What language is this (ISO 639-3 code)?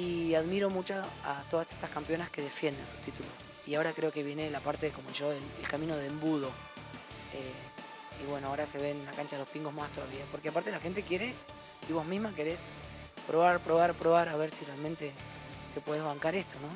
spa